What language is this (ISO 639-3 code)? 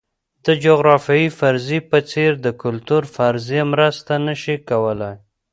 pus